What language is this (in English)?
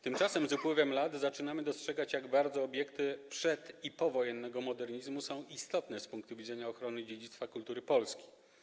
Polish